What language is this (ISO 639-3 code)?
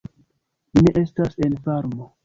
epo